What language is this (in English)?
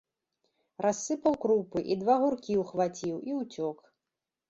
Belarusian